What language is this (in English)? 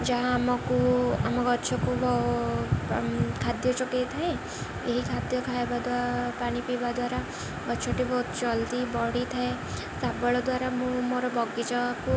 Odia